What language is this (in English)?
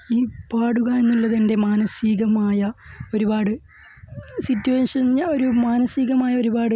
Malayalam